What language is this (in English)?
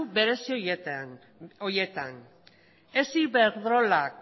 Basque